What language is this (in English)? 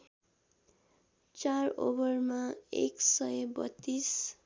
Nepali